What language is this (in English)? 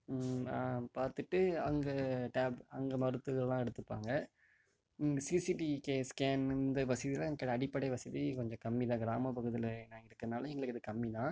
Tamil